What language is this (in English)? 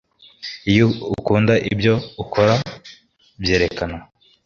Kinyarwanda